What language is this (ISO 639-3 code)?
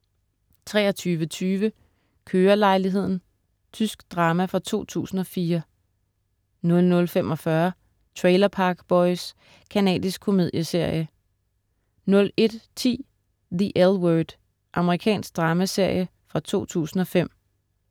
dan